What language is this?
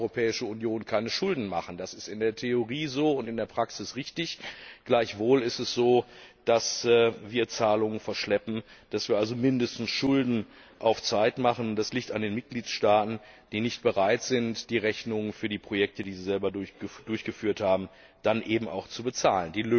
German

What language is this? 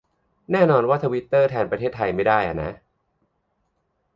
Thai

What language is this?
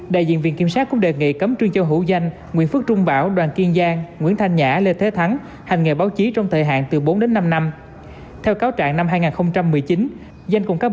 Vietnamese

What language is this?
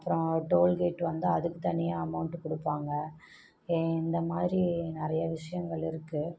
Tamil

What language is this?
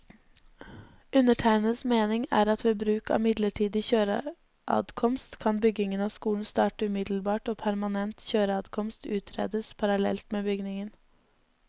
Norwegian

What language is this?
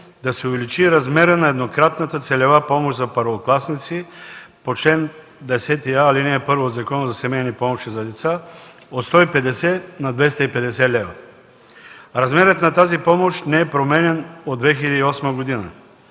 Bulgarian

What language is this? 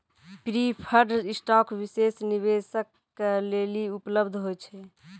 Maithili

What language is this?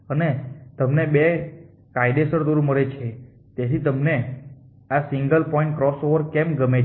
Gujarati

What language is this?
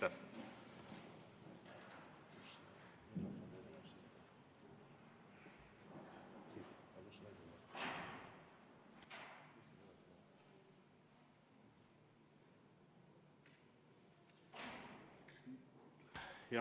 Estonian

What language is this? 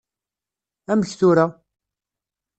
Kabyle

